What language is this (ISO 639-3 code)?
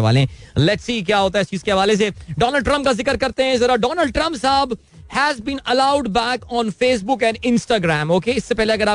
hin